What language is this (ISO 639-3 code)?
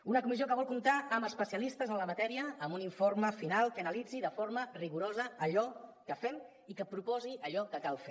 cat